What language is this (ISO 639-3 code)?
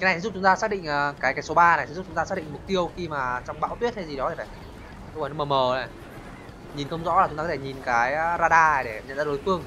vie